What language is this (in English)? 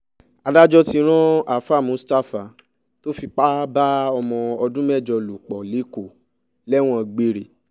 Yoruba